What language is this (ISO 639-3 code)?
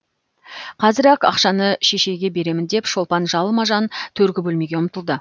kaz